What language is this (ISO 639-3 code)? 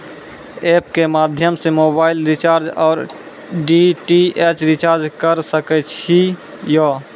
mai